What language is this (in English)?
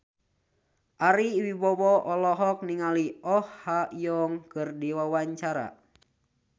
Sundanese